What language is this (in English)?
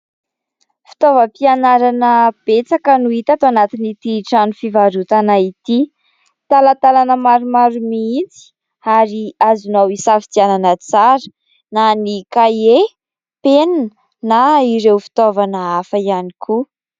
Malagasy